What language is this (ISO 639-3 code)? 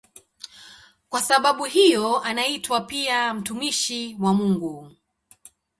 swa